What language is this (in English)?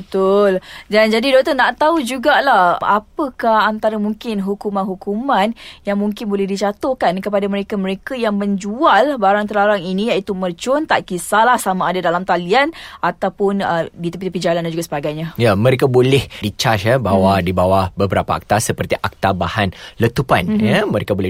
Malay